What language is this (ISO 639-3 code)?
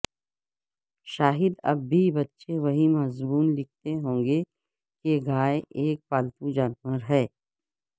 urd